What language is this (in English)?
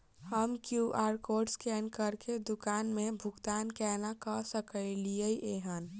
Maithili